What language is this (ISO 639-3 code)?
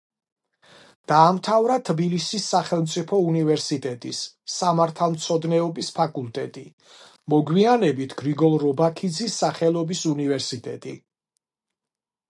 kat